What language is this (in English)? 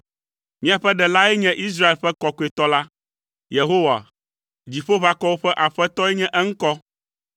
Ewe